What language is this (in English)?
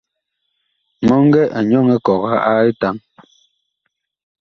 Bakoko